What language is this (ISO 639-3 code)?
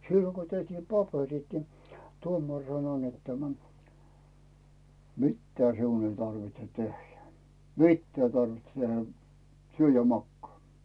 fin